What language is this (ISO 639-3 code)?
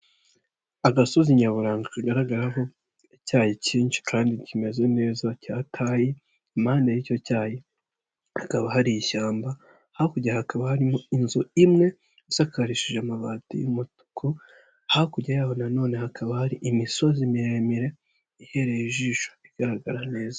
kin